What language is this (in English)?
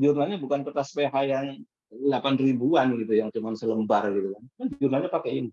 Indonesian